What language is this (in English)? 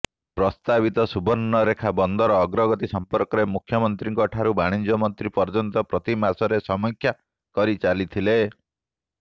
Odia